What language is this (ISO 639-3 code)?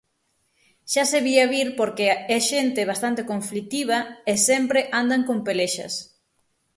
glg